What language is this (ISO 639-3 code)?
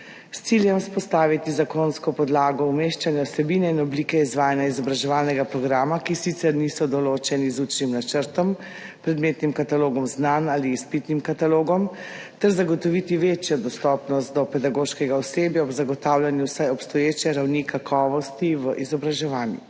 slv